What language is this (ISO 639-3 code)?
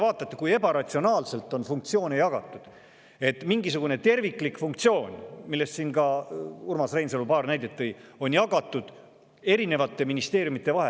est